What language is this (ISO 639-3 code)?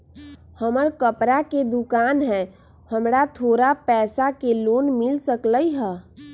mag